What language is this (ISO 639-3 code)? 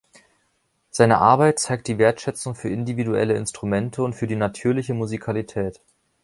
deu